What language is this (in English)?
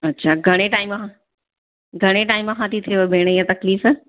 Sindhi